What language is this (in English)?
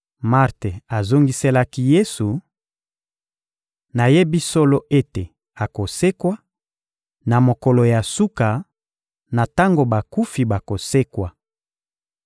Lingala